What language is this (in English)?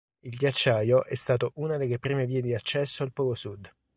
Italian